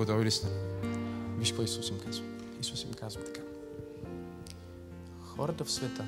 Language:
Bulgarian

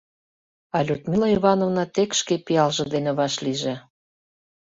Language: Mari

